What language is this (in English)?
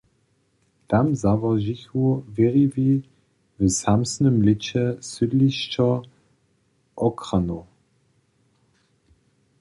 Upper Sorbian